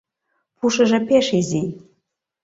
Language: Mari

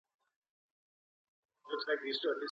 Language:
Pashto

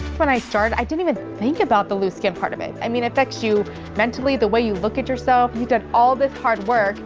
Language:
English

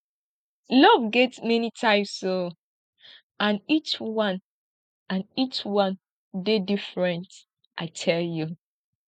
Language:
Nigerian Pidgin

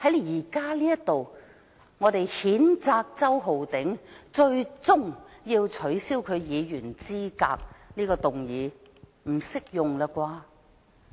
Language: Cantonese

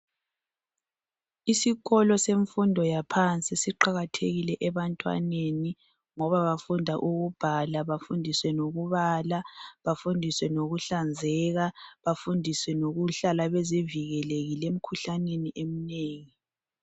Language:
North Ndebele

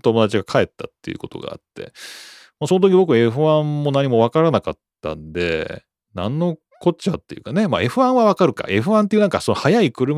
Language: Japanese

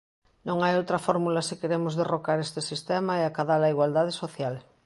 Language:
Galician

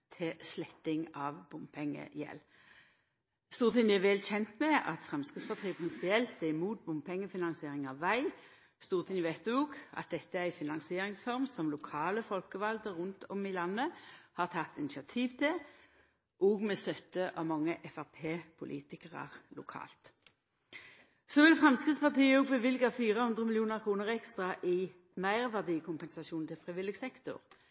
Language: Norwegian Nynorsk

